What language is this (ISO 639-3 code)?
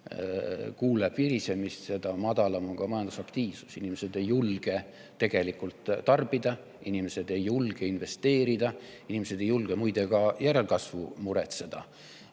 est